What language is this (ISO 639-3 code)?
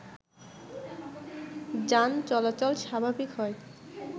ben